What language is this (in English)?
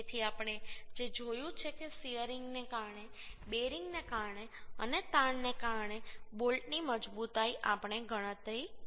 Gujarati